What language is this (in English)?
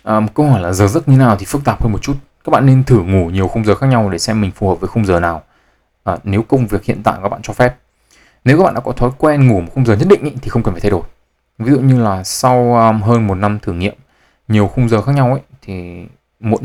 Vietnamese